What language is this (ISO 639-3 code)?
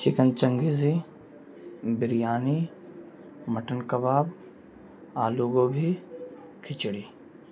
urd